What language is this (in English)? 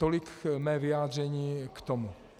Czech